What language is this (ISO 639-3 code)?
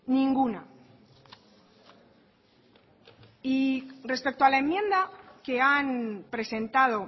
spa